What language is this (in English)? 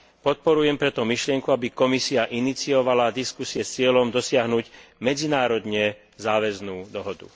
Slovak